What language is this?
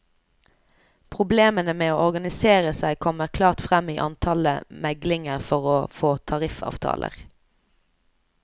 Norwegian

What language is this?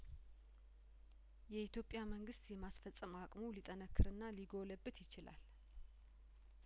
Amharic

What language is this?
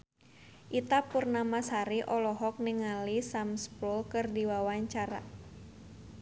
Sundanese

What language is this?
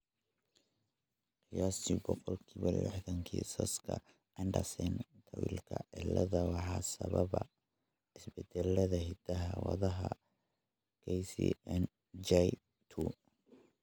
Somali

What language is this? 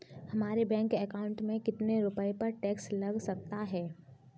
Hindi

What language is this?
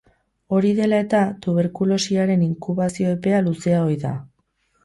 Basque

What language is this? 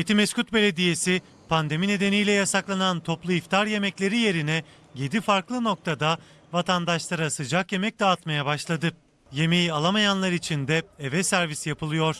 Turkish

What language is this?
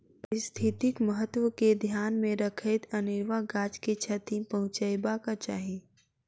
Maithili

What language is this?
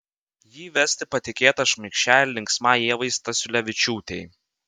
Lithuanian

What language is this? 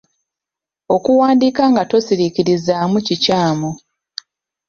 Ganda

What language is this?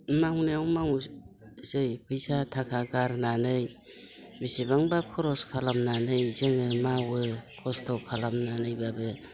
Bodo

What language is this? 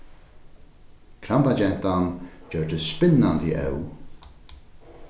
Faroese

